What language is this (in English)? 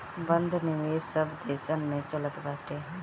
Bhojpuri